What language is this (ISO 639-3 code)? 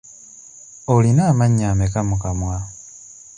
lug